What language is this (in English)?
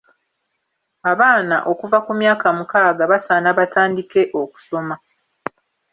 Ganda